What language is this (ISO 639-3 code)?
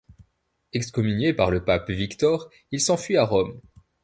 fra